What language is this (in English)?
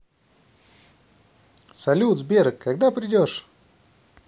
Russian